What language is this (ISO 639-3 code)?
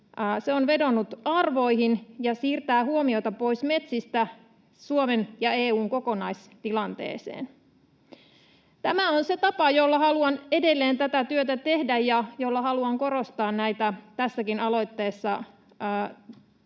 fin